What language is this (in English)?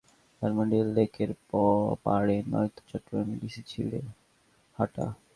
Bangla